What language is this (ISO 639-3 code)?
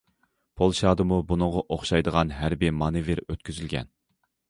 uig